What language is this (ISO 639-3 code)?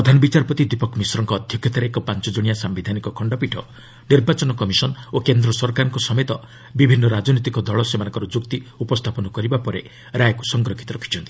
ori